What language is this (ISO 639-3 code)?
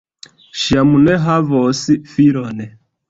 epo